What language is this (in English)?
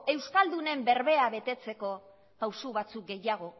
Basque